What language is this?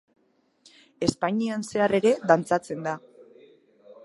Basque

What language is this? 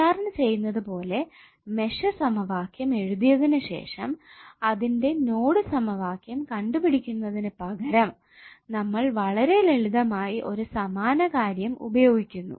Malayalam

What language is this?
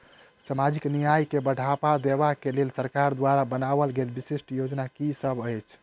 Maithili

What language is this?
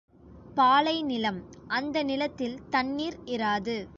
Tamil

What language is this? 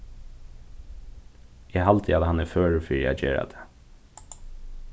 Faroese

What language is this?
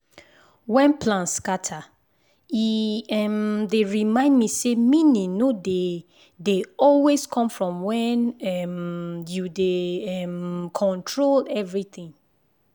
Nigerian Pidgin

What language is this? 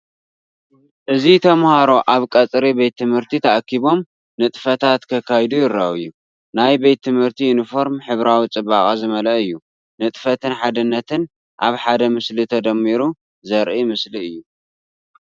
Tigrinya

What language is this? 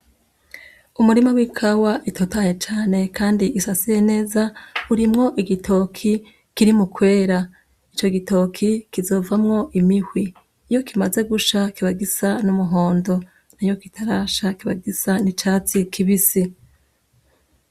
Rundi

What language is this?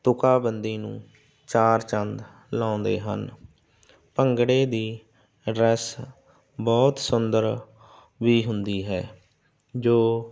Punjabi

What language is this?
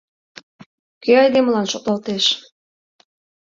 Mari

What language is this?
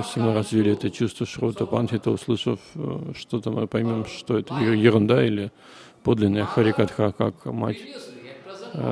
Russian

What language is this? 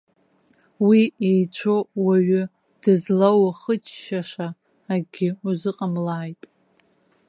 Abkhazian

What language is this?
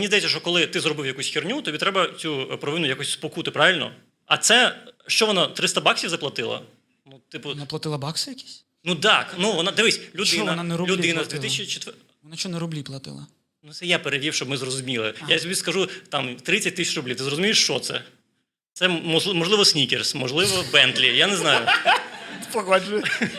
Ukrainian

